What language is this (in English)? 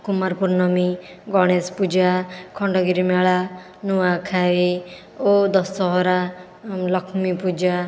Odia